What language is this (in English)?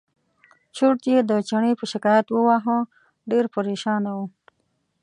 Pashto